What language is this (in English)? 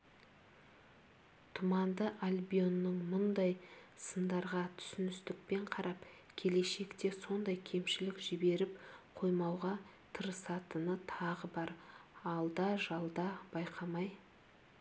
Kazakh